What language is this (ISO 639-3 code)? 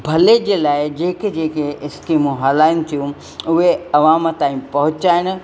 snd